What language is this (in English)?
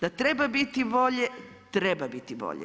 Croatian